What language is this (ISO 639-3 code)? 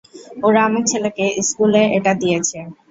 ben